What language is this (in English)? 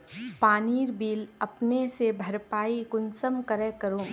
Magahi